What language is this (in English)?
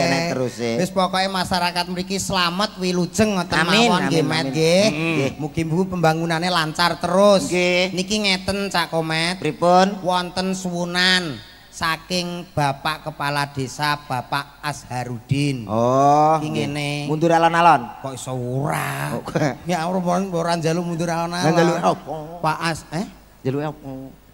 Indonesian